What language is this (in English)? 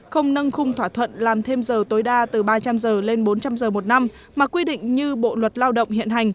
Vietnamese